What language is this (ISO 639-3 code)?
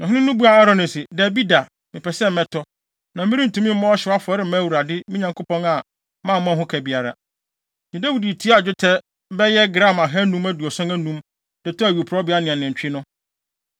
aka